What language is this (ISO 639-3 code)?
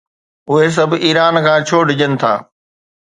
snd